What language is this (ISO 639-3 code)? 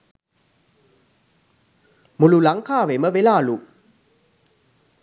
sin